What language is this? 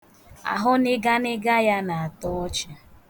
Igbo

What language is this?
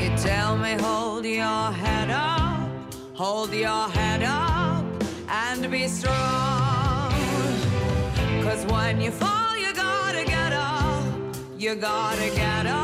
Korean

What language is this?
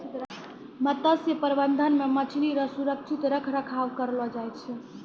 Maithili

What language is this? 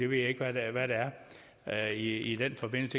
Danish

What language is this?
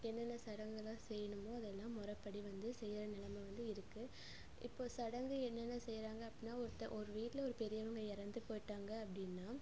Tamil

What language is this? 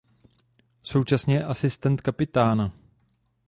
Czech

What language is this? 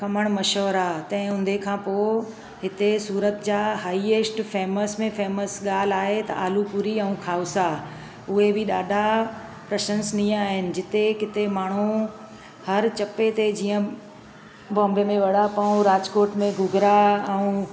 Sindhi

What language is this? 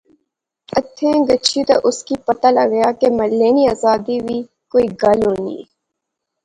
Pahari-Potwari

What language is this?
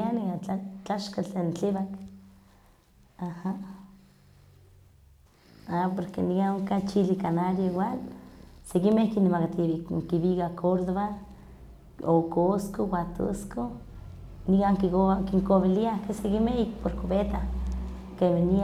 Huaxcaleca Nahuatl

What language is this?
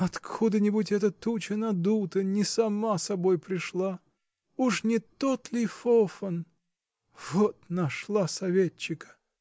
Russian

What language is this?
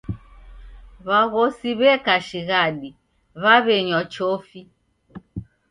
Taita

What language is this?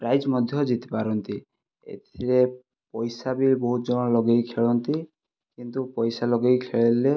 Odia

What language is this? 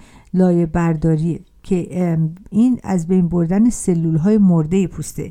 Persian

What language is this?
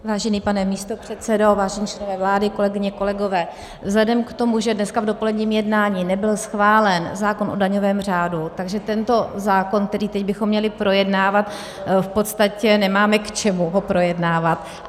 Czech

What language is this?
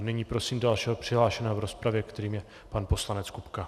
Czech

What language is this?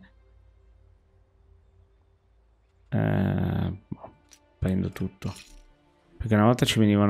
Italian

